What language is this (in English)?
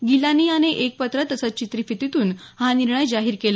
Marathi